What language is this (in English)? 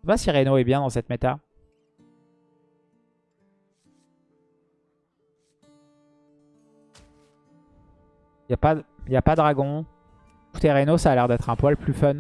French